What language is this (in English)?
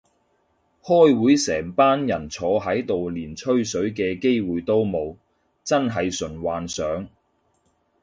Cantonese